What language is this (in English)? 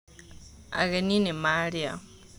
Kikuyu